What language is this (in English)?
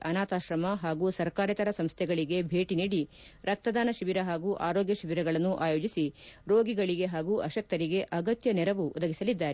Kannada